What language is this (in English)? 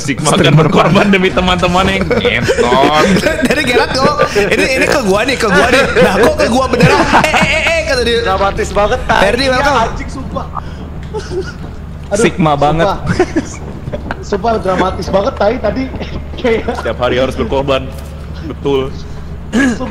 Indonesian